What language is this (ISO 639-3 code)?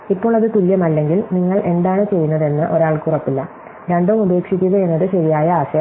mal